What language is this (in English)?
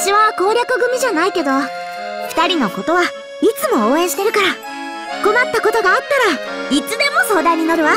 Japanese